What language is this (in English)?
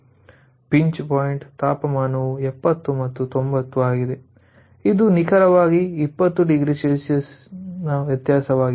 Kannada